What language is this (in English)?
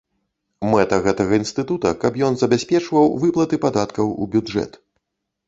Belarusian